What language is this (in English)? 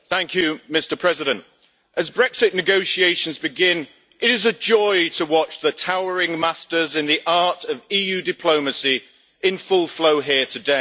English